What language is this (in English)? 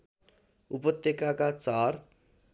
Nepali